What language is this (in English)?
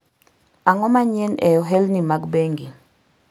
Luo (Kenya and Tanzania)